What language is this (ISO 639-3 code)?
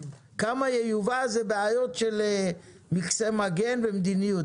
heb